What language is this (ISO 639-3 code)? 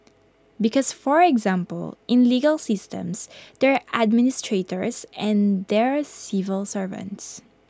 eng